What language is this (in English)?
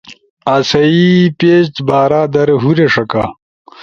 Ushojo